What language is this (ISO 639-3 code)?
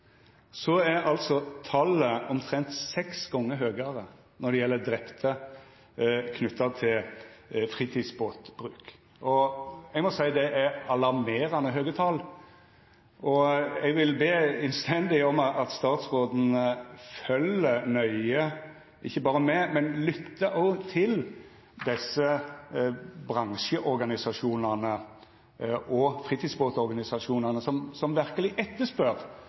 nno